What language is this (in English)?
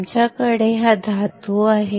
Marathi